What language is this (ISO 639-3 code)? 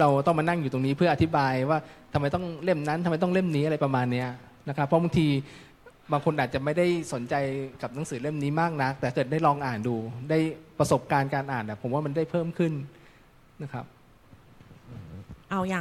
tha